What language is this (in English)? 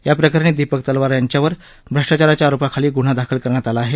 Marathi